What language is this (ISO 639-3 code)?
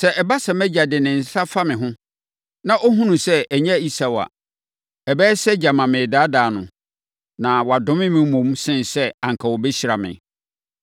aka